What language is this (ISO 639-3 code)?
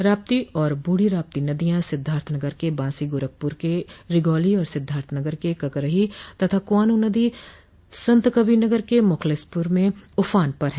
hin